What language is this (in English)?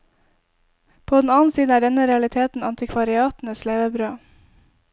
Norwegian